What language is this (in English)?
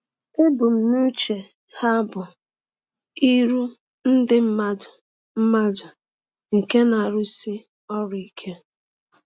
Igbo